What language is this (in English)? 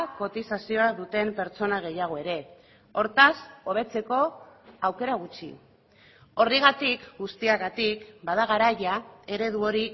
Basque